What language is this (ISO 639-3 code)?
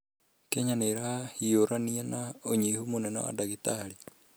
kik